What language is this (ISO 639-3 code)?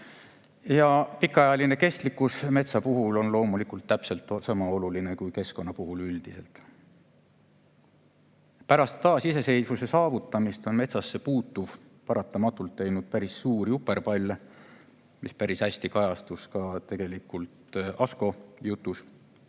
est